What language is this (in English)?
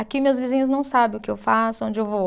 Portuguese